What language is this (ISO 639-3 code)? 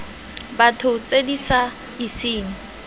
tsn